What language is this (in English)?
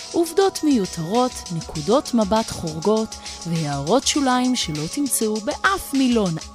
Hebrew